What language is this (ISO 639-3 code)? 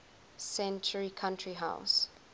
eng